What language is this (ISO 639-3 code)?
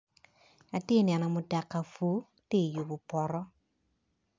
ach